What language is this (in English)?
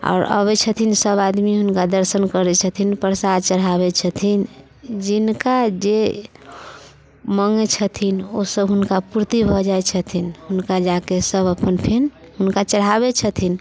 Maithili